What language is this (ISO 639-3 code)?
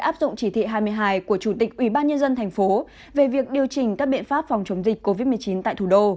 vie